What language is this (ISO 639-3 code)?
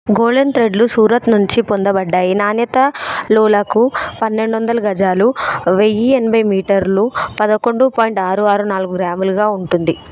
tel